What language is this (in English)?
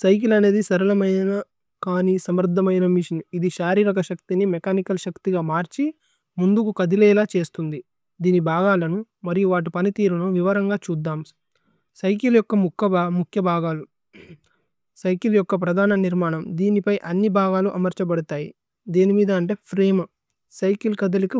Tulu